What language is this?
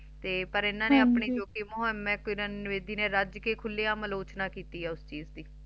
Punjabi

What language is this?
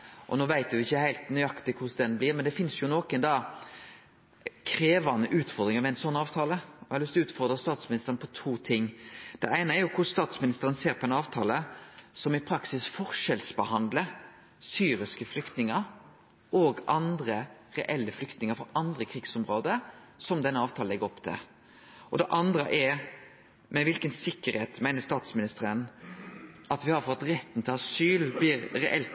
Norwegian Nynorsk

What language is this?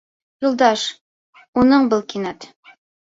Bashkir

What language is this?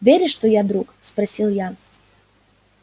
Russian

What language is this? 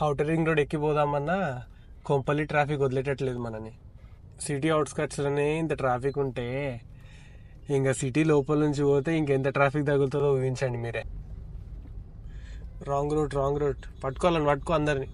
Telugu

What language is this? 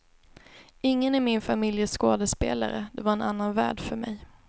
Swedish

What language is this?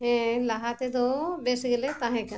Santali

